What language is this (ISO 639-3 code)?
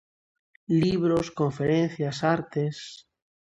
glg